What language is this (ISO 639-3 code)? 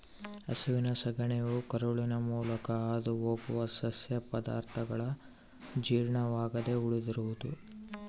kan